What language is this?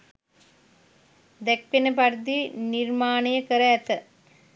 Sinhala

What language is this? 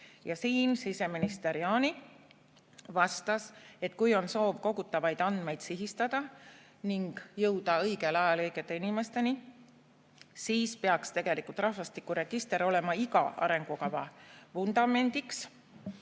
Estonian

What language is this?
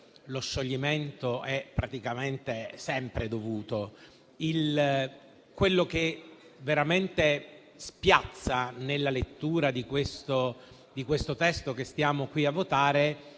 Italian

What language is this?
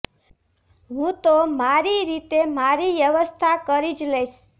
Gujarati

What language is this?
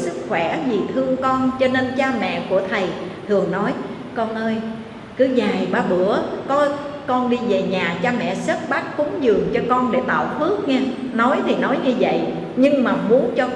Vietnamese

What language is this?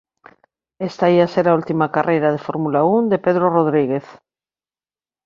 Galician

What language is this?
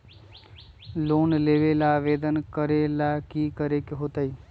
Magahi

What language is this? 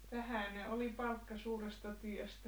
Finnish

